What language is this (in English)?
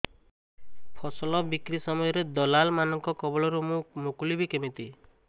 Odia